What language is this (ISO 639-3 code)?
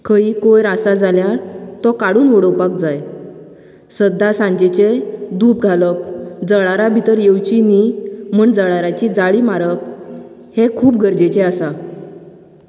kok